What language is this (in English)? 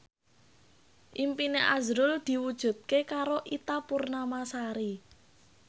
Javanese